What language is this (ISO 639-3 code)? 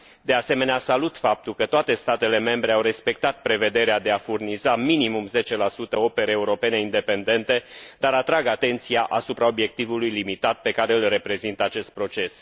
ron